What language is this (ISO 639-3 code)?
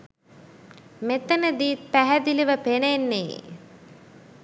sin